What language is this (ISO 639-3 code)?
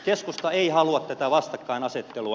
fin